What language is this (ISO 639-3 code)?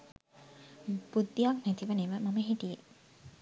sin